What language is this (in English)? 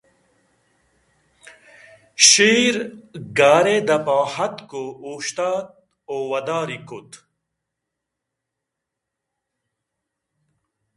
Eastern Balochi